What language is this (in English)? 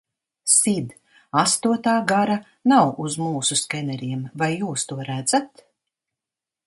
Latvian